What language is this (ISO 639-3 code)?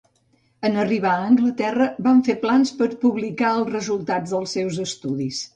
cat